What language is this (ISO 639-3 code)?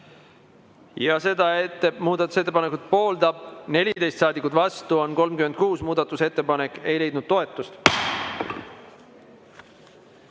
est